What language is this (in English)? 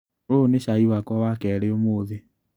Kikuyu